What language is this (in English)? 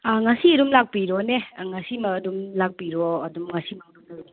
Manipuri